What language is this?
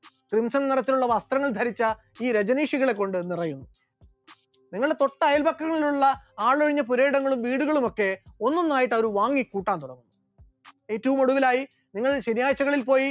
Malayalam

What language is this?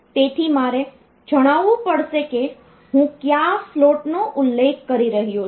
Gujarati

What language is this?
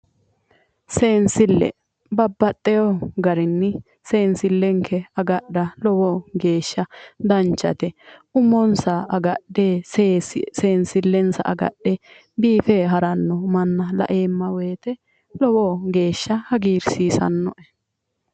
Sidamo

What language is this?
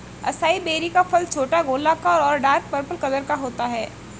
Hindi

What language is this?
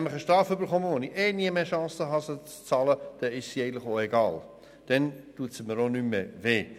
Swiss German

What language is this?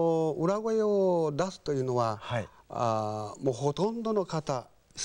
Japanese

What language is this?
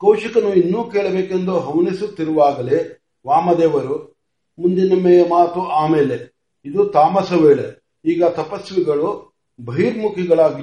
Marathi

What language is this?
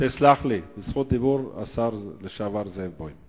Hebrew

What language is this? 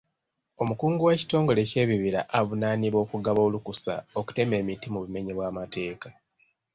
Ganda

